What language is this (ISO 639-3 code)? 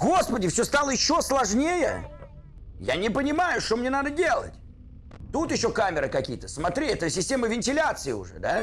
rus